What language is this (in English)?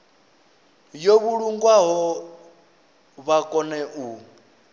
Venda